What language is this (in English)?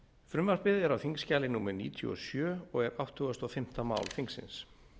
Icelandic